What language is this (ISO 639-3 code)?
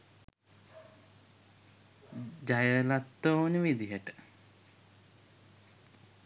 sin